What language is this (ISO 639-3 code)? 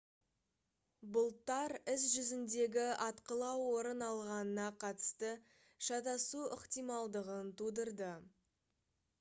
kaz